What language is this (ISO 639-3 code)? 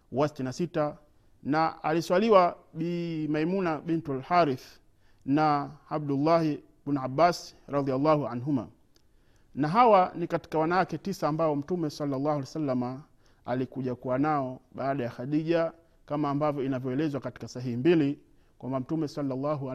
swa